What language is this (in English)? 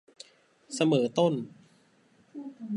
Thai